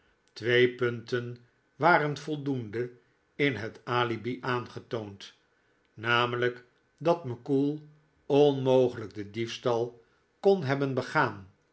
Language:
Dutch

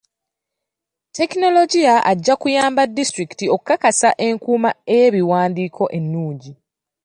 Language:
Ganda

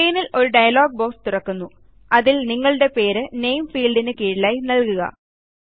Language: Malayalam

